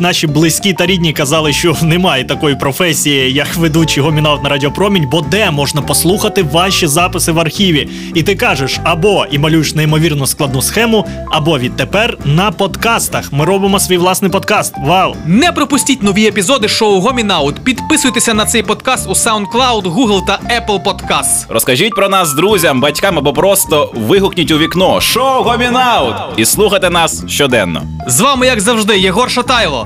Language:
Ukrainian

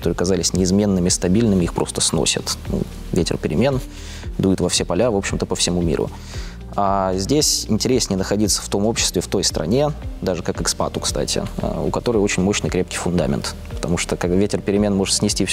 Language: Russian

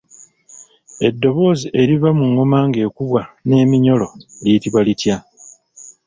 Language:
Ganda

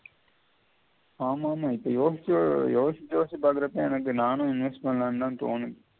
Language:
Tamil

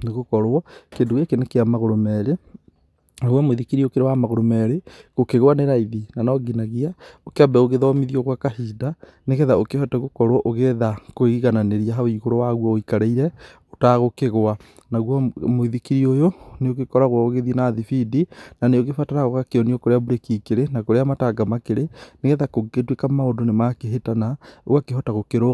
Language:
Kikuyu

